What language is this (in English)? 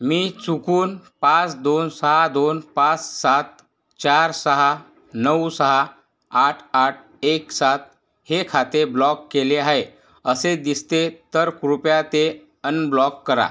Marathi